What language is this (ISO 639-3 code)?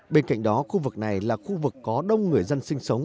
vie